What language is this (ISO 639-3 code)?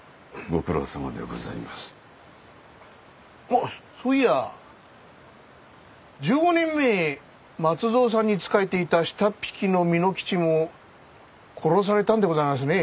jpn